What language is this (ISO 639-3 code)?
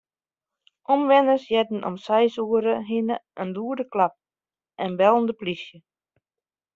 fry